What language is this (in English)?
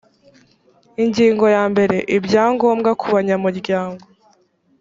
Kinyarwanda